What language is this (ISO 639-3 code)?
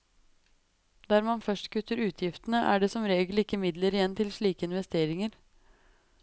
nor